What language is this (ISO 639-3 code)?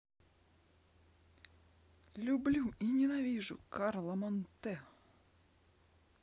rus